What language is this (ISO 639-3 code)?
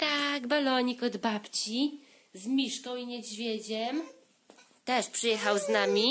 pol